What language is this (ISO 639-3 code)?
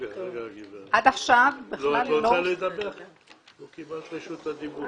heb